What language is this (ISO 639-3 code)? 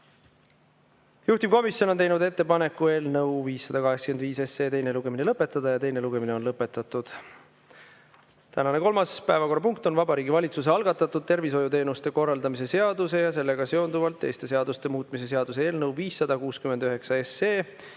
est